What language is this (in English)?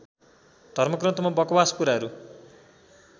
Nepali